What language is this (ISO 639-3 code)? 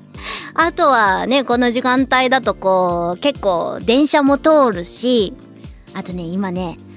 jpn